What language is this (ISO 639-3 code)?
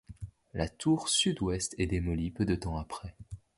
fra